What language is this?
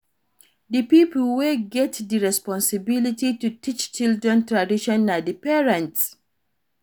Nigerian Pidgin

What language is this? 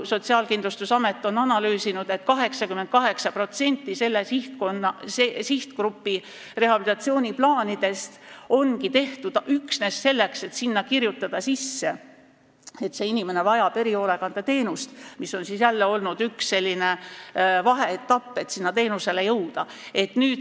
Estonian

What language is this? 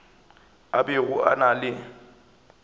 Northern Sotho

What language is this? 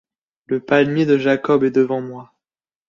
French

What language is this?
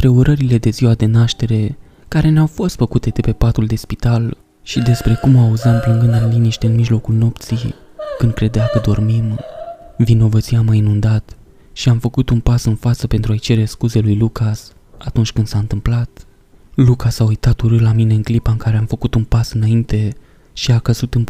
Romanian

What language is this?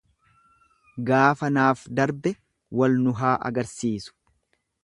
Oromo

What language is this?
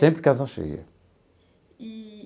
Portuguese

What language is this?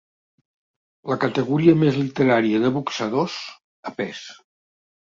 Catalan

